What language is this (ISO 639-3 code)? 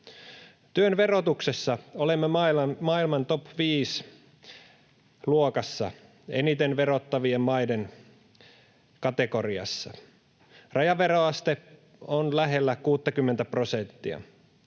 fin